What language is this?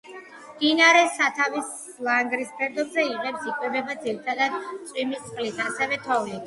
Georgian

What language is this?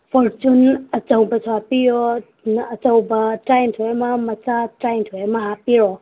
Manipuri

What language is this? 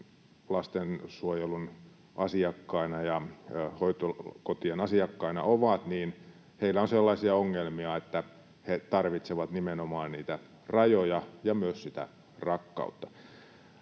Finnish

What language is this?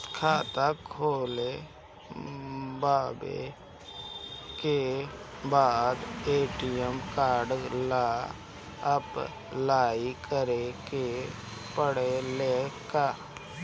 Bhojpuri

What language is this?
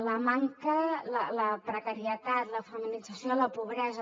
Catalan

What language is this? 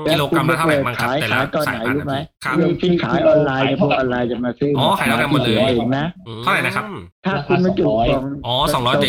Thai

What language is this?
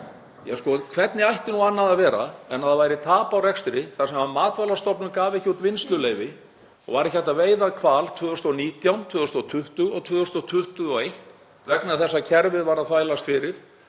Icelandic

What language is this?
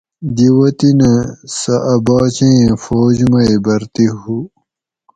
Gawri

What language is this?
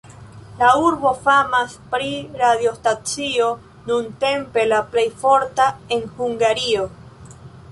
Esperanto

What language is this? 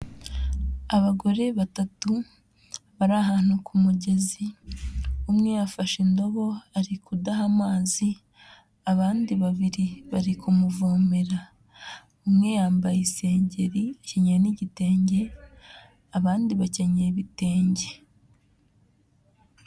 Kinyarwanda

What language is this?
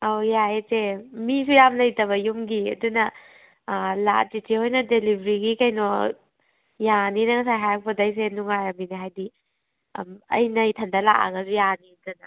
Manipuri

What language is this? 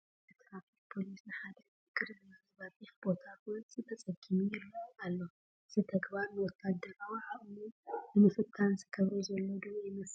Tigrinya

